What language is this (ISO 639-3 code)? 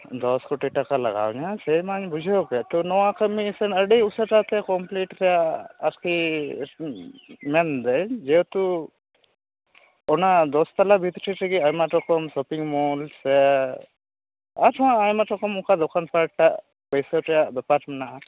sat